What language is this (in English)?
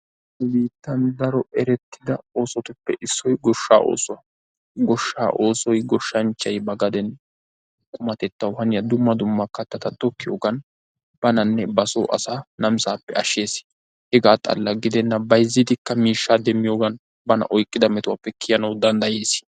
Wolaytta